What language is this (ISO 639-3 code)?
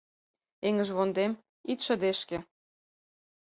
chm